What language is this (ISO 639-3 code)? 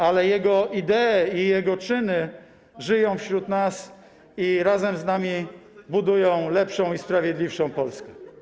pol